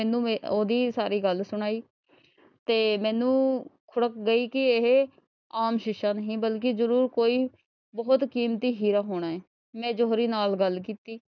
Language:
Punjabi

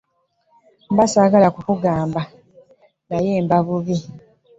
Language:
Ganda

